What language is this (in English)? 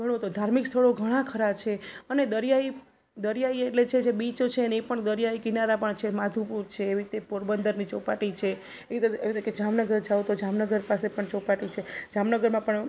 Gujarati